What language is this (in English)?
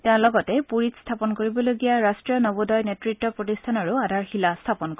Assamese